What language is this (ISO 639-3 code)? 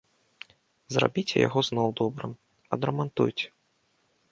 bel